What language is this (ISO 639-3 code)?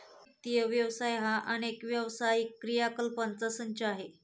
mar